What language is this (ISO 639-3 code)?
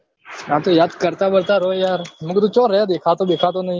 guj